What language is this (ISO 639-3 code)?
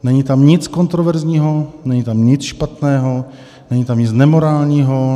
ces